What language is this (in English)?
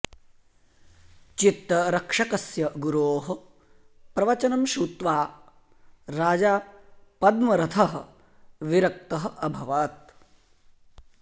Sanskrit